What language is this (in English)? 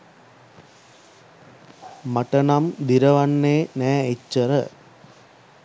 Sinhala